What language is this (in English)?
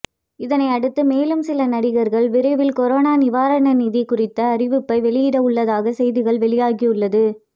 Tamil